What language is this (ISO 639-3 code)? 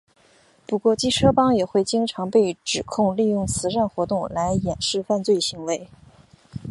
zho